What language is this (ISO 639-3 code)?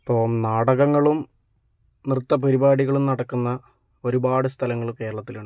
mal